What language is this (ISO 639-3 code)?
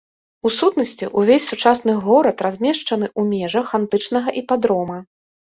bel